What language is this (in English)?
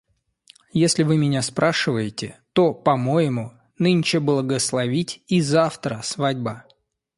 Russian